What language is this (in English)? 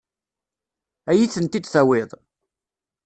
Kabyle